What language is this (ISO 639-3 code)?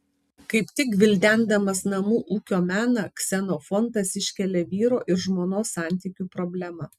lit